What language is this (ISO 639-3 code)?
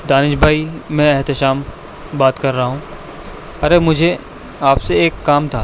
urd